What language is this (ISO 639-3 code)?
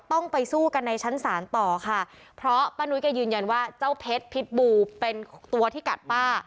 tha